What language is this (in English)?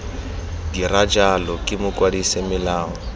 Tswana